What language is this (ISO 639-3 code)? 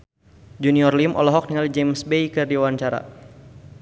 sun